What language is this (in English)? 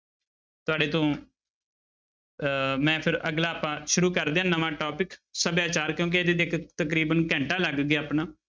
Punjabi